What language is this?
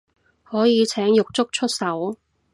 Cantonese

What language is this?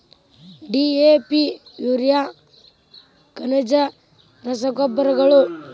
Kannada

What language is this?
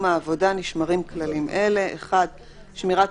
Hebrew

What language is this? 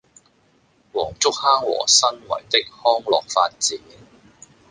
Cantonese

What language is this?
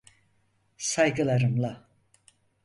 Turkish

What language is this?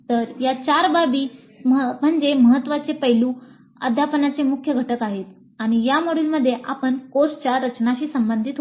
Marathi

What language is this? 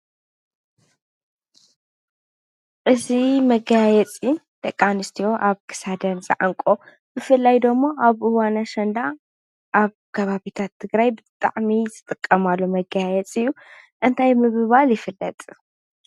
Tigrinya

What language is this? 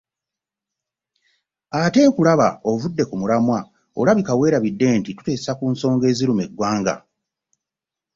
Ganda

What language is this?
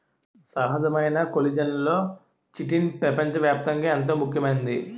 Telugu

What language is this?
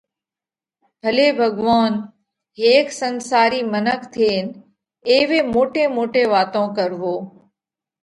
Parkari Koli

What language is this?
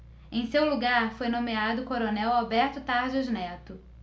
Portuguese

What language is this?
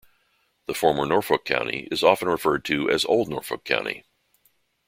English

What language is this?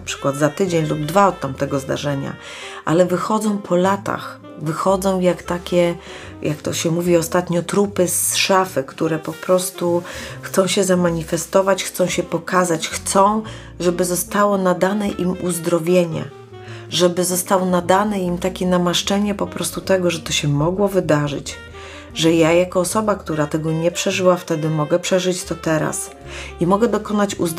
Polish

